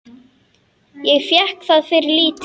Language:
Icelandic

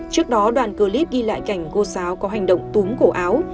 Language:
Vietnamese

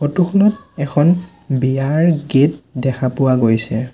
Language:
Assamese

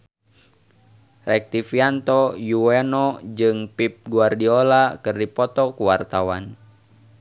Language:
Sundanese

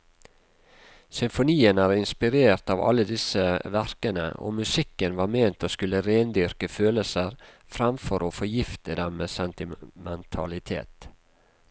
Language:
Norwegian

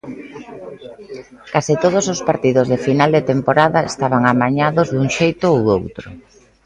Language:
Galician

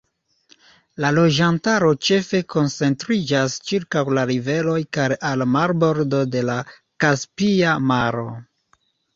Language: Esperanto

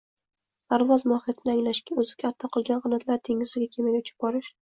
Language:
Uzbek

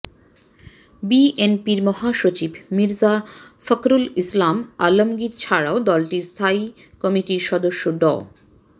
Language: Bangla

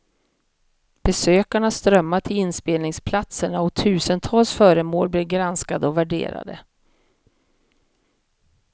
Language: Swedish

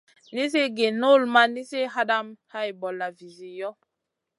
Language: Masana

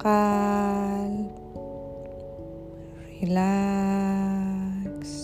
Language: Persian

